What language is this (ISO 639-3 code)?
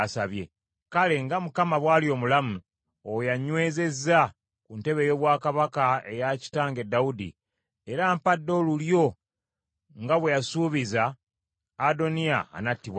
lug